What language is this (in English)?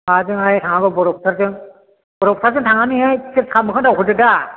Bodo